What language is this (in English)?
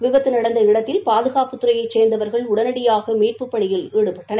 Tamil